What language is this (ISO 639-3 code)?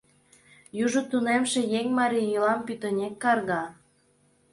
chm